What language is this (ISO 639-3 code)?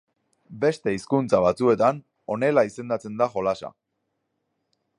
eus